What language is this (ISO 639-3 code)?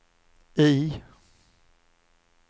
swe